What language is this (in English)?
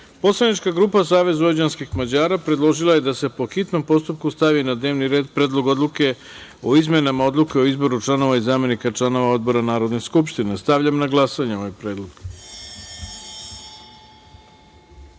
Serbian